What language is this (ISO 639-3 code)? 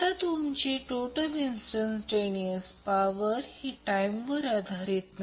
mar